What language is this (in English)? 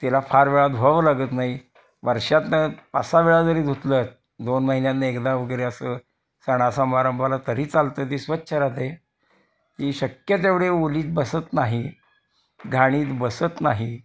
Marathi